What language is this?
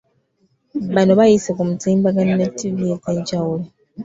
Ganda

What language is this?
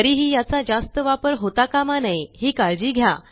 Marathi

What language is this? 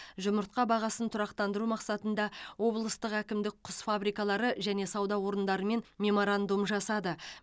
Kazakh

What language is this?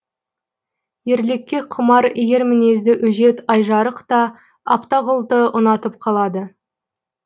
Kazakh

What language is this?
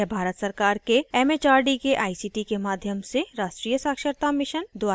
Hindi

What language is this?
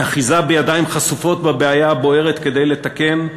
Hebrew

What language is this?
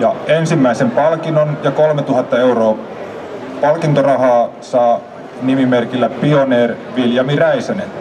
Finnish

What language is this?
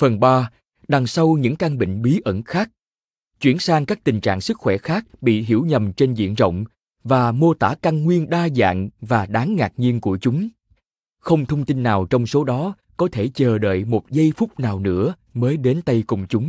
Vietnamese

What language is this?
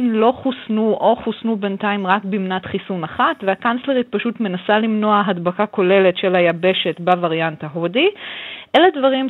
Hebrew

